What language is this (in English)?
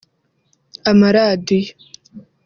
Kinyarwanda